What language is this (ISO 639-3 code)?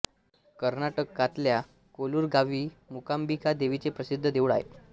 mar